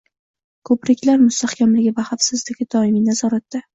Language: Uzbek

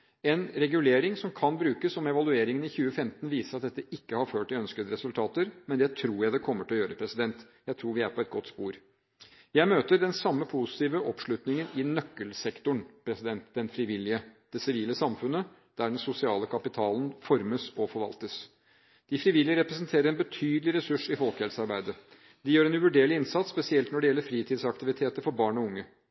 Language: Norwegian Bokmål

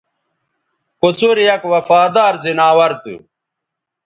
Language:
Bateri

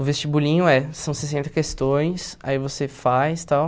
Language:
Portuguese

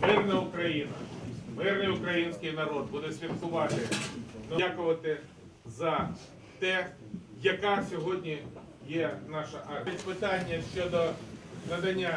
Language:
Ukrainian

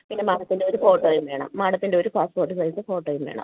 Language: Malayalam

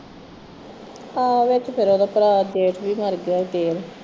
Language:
Punjabi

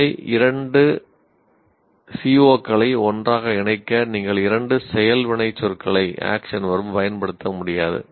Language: Tamil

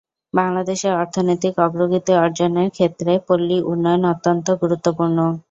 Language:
Bangla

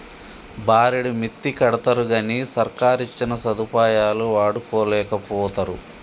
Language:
Telugu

